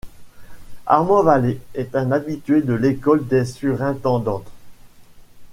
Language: French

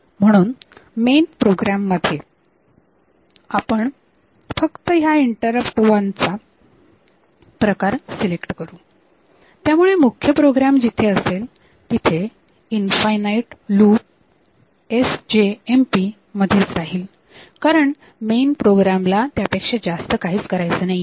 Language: Marathi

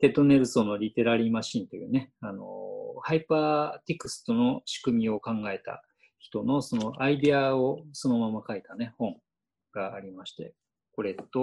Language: Japanese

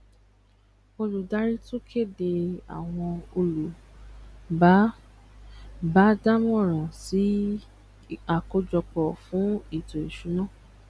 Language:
Yoruba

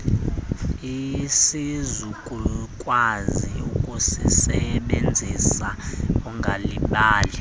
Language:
Xhosa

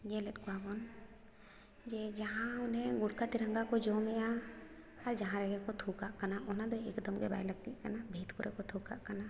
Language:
Santali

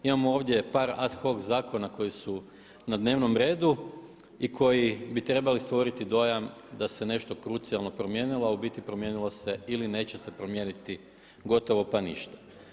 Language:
Croatian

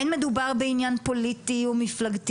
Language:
Hebrew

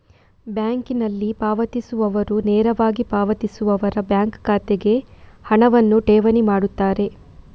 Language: Kannada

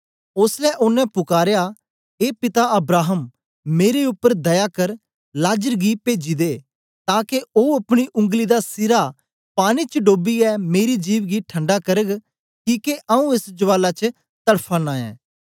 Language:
Dogri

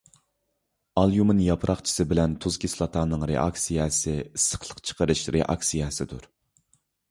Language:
Uyghur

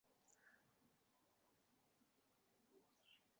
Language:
Uzbek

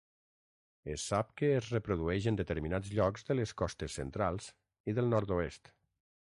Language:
Catalan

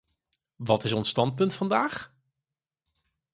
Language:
Dutch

